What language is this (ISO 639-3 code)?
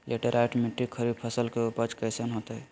mag